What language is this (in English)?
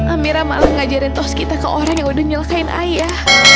Indonesian